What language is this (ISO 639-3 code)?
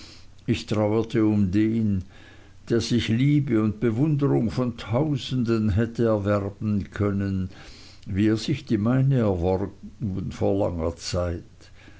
deu